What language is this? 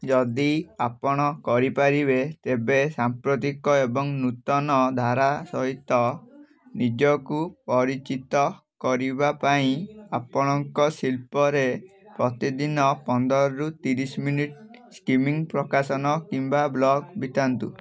Odia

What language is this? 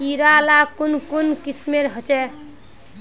Magahi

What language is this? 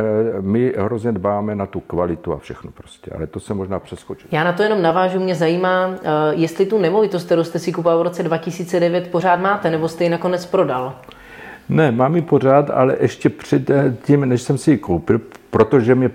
Czech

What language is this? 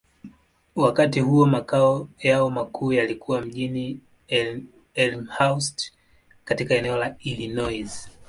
Swahili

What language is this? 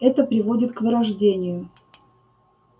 Russian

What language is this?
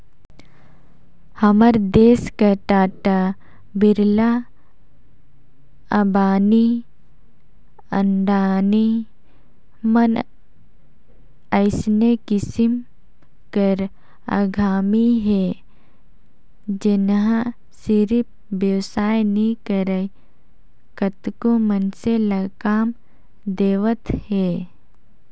Chhattisgarhi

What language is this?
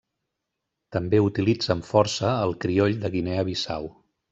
Catalan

